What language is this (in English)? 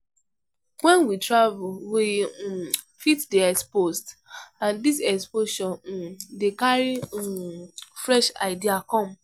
Nigerian Pidgin